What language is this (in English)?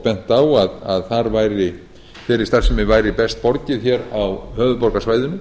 Icelandic